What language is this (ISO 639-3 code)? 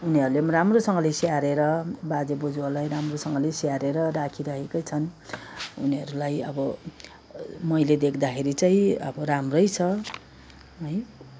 nep